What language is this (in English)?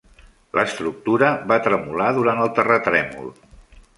Catalan